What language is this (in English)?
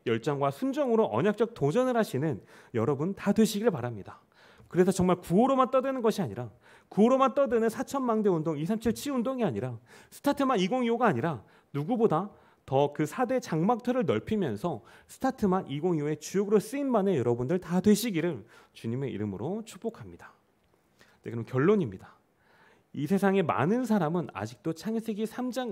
Korean